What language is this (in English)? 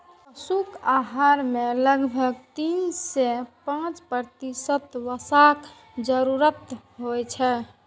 Maithili